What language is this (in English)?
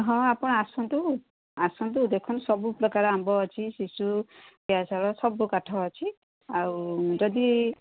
Odia